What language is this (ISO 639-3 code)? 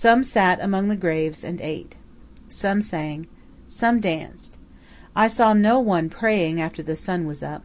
eng